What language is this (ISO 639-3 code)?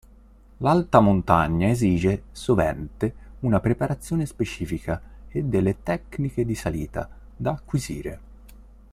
ita